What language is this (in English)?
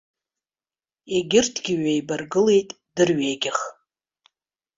Abkhazian